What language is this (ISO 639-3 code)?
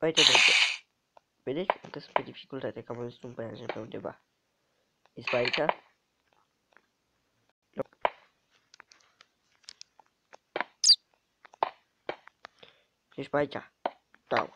ron